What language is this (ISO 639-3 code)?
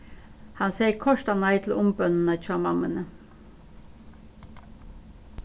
fao